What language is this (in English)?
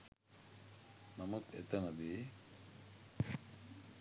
Sinhala